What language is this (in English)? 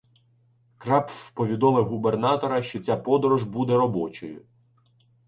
Ukrainian